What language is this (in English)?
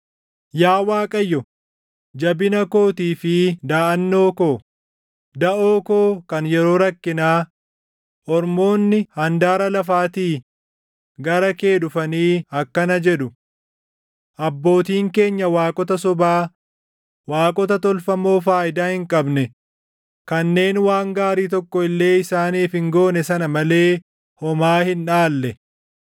Oromo